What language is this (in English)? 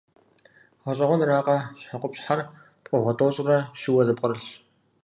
Kabardian